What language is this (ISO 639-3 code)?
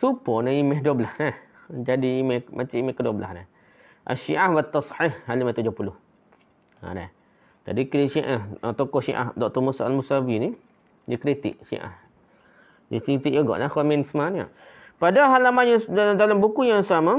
msa